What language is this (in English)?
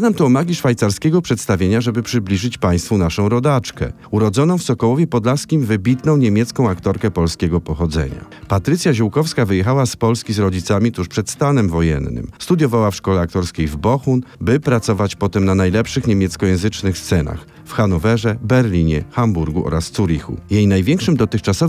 Polish